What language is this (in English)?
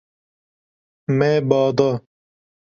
Kurdish